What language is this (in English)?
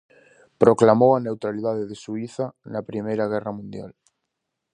Galician